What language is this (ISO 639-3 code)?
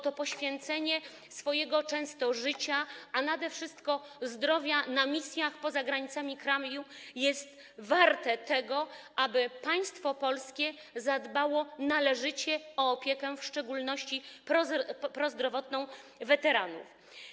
pol